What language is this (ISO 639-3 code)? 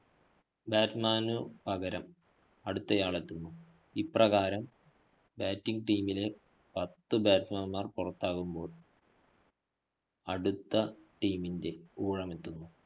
mal